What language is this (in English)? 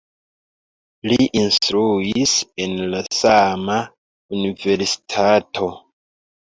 Esperanto